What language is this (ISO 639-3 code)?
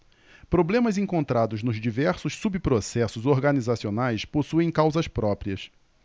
por